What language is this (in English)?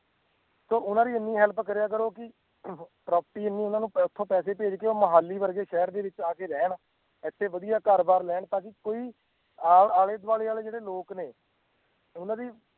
Punjabi